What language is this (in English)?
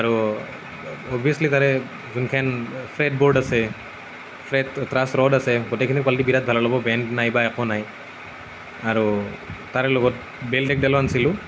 Assamese